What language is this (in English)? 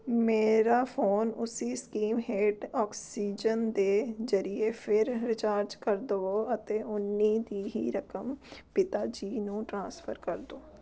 Punjabi